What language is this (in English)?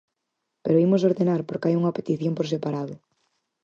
Galician